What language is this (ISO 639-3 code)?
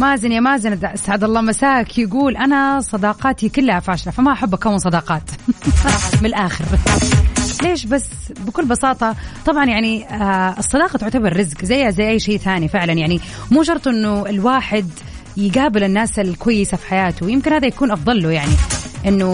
ara